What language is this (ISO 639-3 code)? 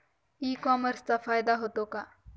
mar